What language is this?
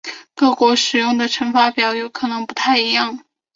Chinese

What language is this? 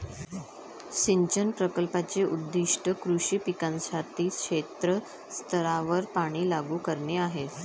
Marathi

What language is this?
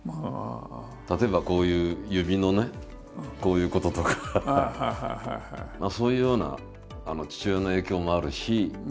Japanese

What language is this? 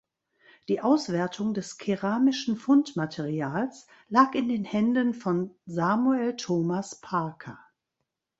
German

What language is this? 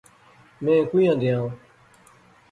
Pahari-Potwari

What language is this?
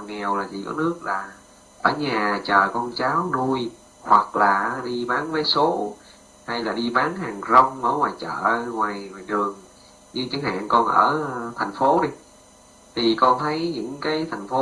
Vietnamese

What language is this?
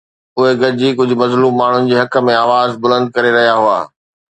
Sindhi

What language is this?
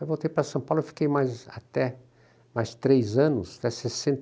Portuguese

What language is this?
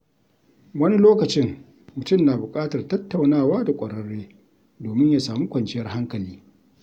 Hausa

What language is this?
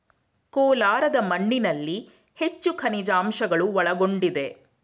Kannada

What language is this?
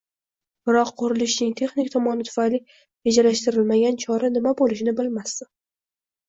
Uzbek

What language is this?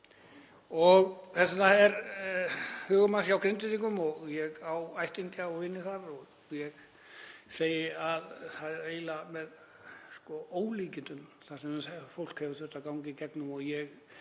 Icelandic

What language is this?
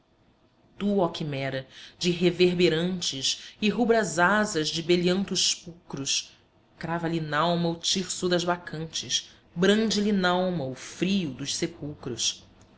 Portuguese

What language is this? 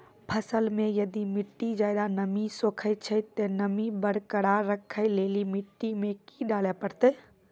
Maithili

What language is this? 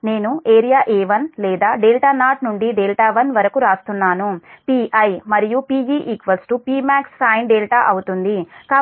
Telugu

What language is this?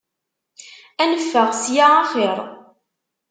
Kabyle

